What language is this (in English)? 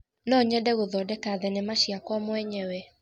Kikuyu